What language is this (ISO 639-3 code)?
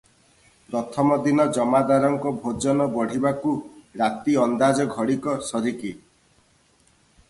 ori